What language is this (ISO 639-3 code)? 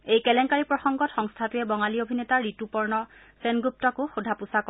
asm